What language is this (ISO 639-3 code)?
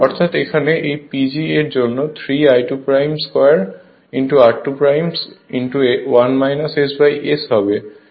ben